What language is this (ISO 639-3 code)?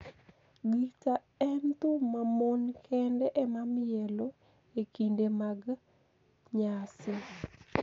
luo